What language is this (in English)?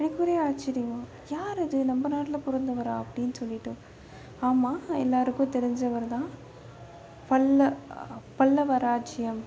Tamil